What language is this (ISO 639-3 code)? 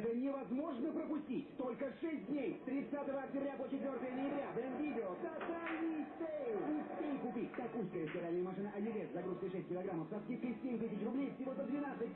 rus